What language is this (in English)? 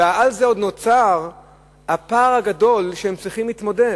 Hebrew